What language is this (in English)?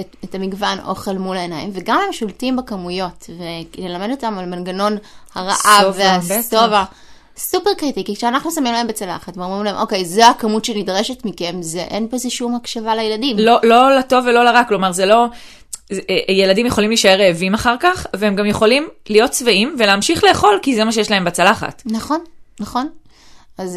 Hebrew